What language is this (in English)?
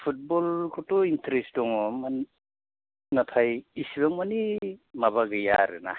Bodo